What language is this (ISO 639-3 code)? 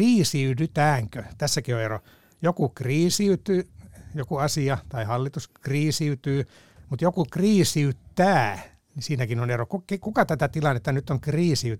fin